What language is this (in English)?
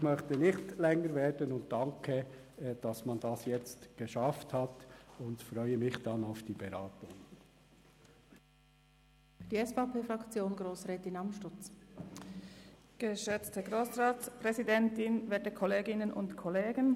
Swiss German